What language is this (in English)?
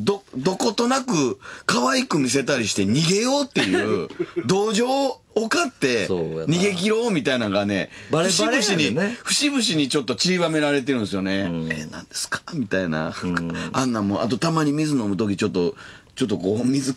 Japanese